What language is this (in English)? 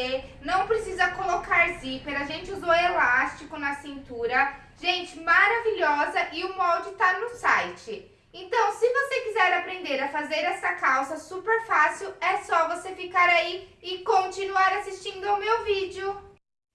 Portuguese